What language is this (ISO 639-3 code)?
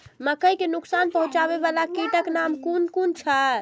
mai